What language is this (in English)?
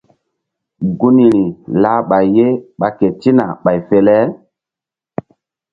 Mbum